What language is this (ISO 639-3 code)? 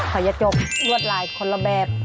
tha